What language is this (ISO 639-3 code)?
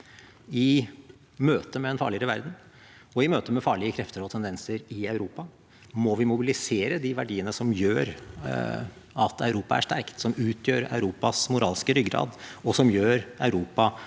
nor